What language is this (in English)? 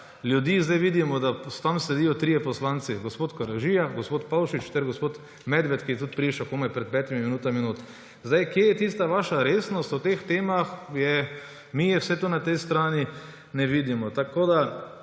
Slovenian